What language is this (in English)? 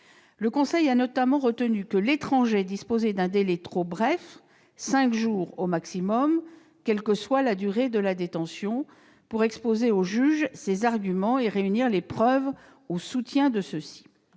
French